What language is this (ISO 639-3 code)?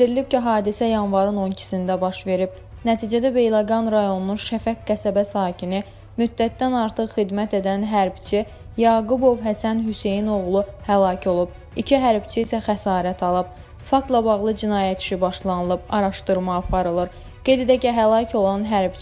tur